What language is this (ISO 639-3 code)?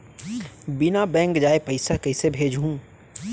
hne